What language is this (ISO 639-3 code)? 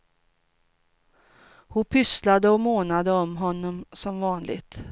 swe